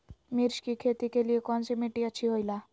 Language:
Magahi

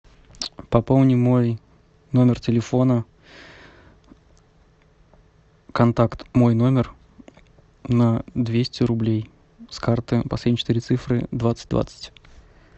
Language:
Russian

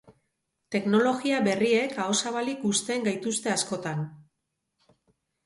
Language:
Basque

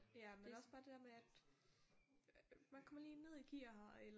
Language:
Danish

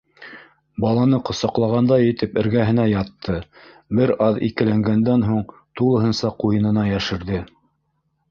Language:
Bashkir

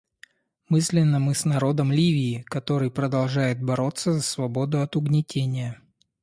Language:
Russian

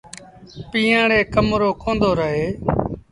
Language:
Sindhi Bhil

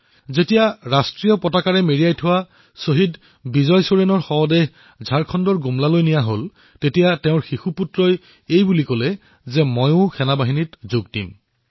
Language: Assamese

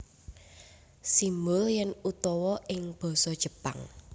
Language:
Javanese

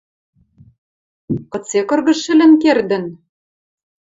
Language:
Western Mari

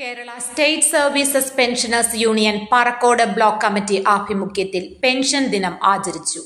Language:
Malayalam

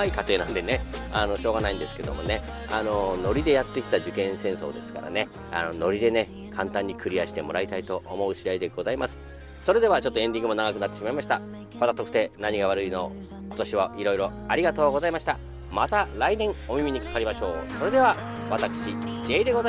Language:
Japanese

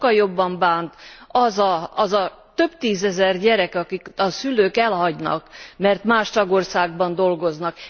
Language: Hungarian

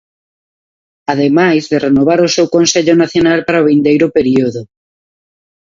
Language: Galician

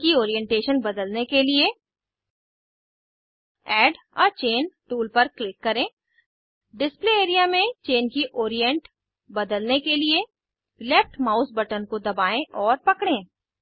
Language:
Hindi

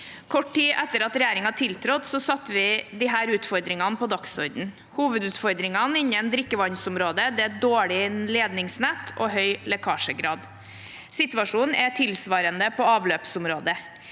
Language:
Norwegian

